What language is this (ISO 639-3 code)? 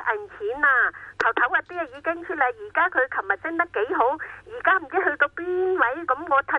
zho